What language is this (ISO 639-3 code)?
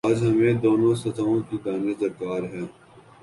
urd